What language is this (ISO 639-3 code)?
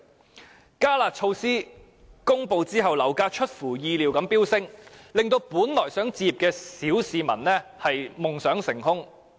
yue